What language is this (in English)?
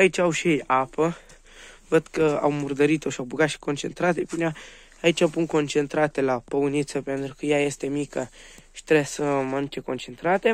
Romanian